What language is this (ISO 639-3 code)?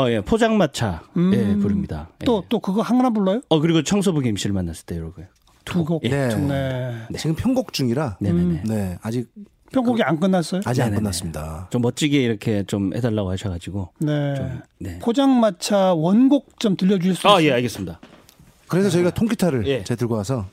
kor